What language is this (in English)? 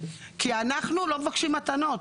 Hebrew